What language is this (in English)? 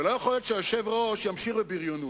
Hebrew